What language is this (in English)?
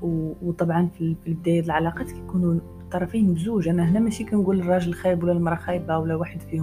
Arabic